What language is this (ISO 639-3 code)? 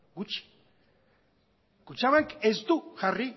eus